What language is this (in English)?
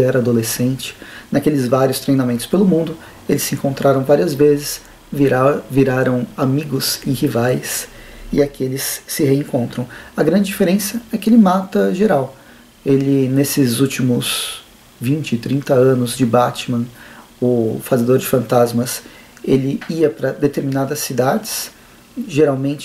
Portuguese